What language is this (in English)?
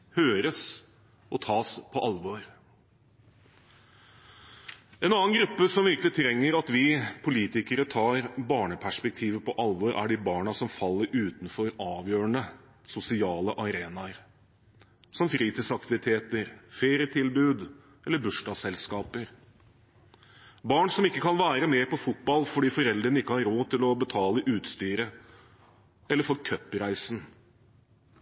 Norwegian Bokmål